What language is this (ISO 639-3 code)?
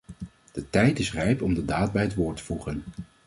nld